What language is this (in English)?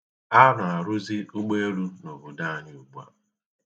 Igbo